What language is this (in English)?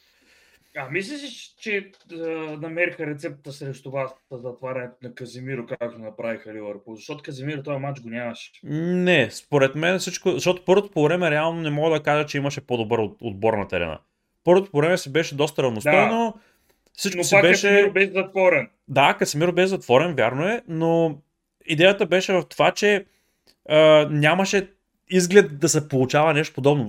Bulgarian